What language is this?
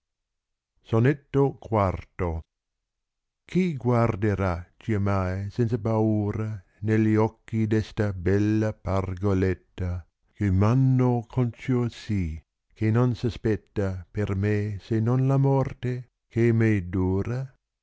Italian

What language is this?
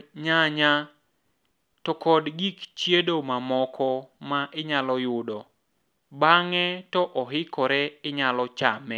Luo (Kenya and Tanzania)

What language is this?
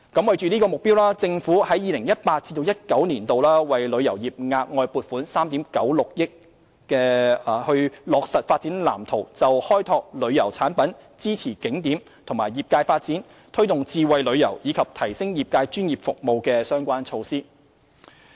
Cantonese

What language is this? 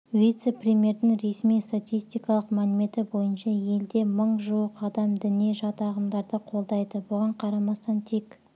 Kazakh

